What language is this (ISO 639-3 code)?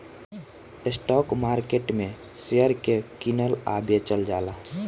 bho